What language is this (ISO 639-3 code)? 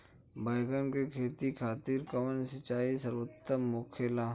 bho